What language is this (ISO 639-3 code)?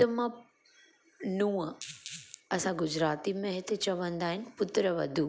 snd